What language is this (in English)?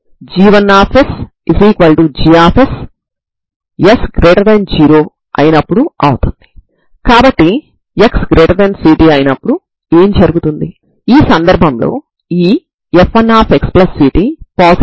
Telugu